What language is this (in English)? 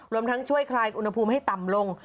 Thai